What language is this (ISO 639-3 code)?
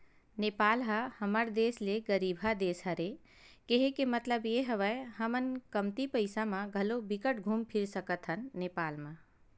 hne